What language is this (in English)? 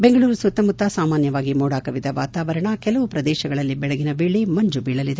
Kannada